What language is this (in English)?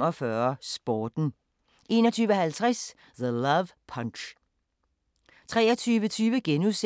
Danish